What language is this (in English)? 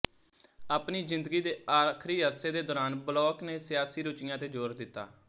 Punjabi